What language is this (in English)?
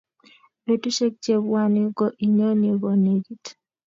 Kalenjin